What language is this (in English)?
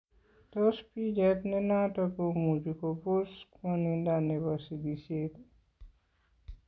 Kalenjin